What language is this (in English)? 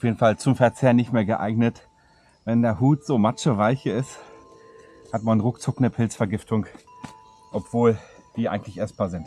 German